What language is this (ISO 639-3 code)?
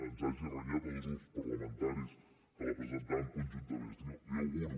cat